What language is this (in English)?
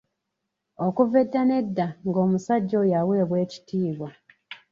Ganda